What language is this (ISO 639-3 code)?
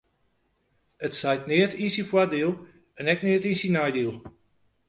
fry